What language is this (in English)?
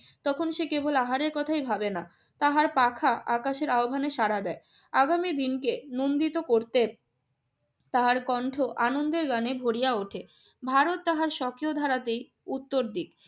Bangla